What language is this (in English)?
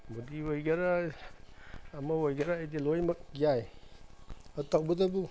Manipuri